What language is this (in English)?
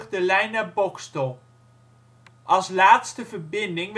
Dutch